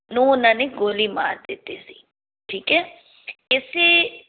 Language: Punjabi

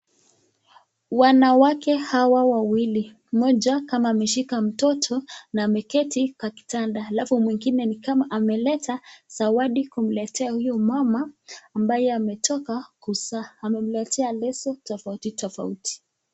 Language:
Swahili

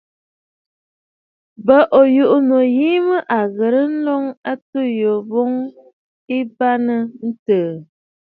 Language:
Bafut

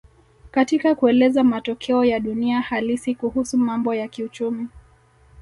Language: Swahili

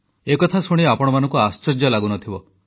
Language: Odia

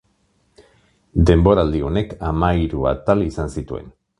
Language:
Basque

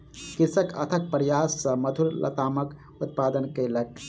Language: Maithili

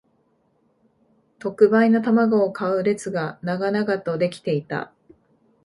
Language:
Japanese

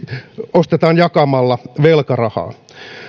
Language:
Finnish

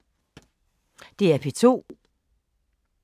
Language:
Danish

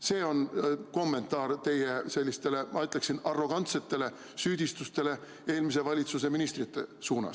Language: Estonian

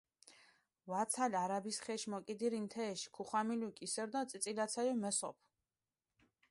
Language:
Mingrelian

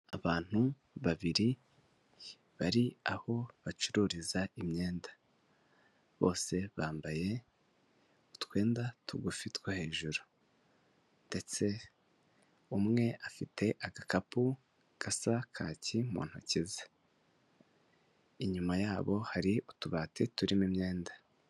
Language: Kinyarwanda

